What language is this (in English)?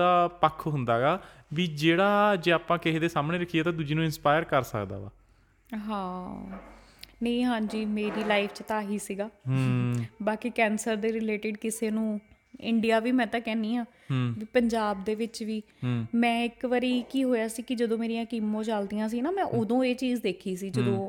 Punjabi